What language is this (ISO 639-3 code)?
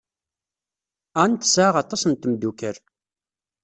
kab